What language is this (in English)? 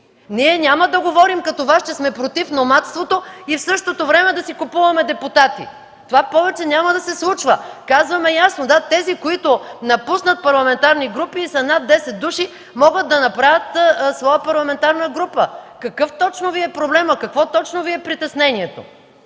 Bulgarian